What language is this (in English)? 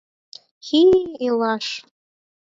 Mari